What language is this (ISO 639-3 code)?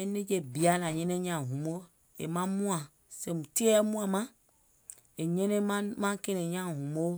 gol